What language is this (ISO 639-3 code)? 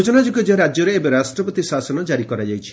ori